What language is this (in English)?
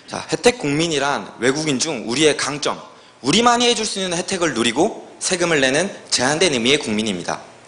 Korean